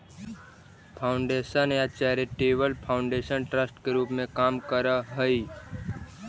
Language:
Magahi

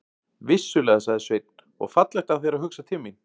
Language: Icelandic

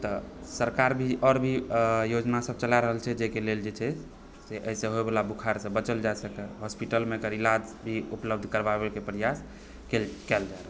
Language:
Maithili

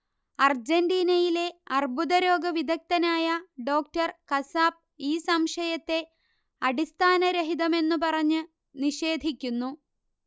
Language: Malayalam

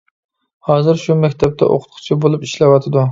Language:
Uyghur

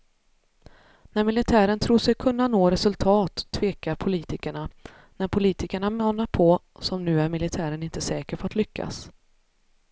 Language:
Swedish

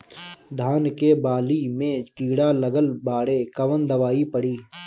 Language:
Bhojpuri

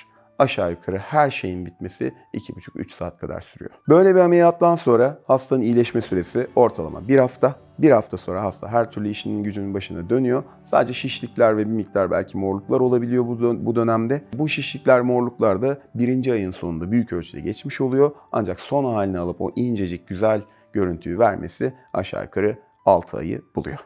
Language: Turkish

